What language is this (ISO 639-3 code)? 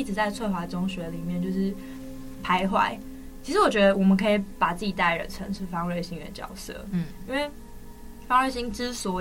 zho